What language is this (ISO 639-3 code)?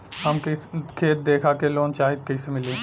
bho